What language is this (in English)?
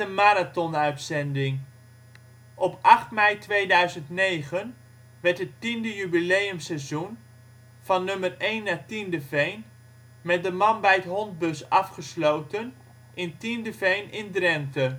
Dutch